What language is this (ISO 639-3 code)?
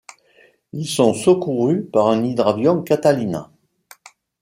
fra